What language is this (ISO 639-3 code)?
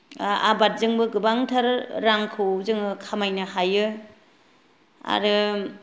brx